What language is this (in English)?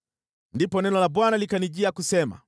Swahili